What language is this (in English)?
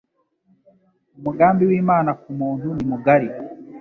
Kinyarwanda